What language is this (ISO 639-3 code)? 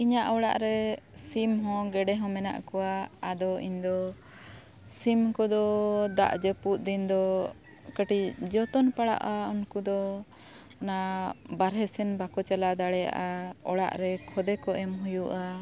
sat